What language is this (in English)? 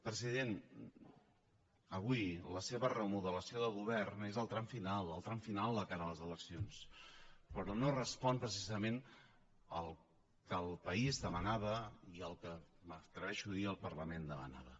Catalan